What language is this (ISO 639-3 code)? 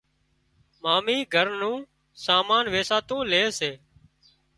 kxp